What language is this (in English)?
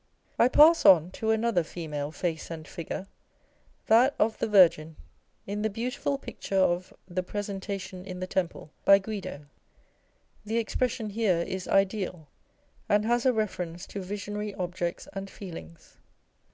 English